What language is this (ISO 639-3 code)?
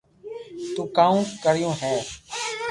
lrk